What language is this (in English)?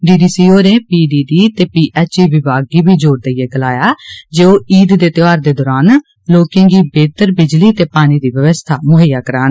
Dogri